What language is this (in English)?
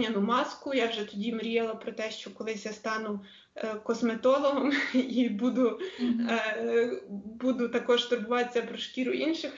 Ukrainian